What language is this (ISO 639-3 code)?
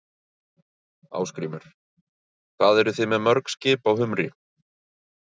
isl